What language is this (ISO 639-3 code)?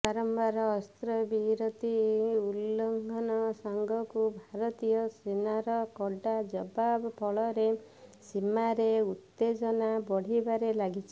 ori